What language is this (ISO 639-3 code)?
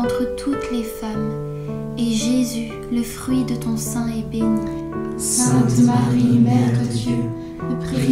fra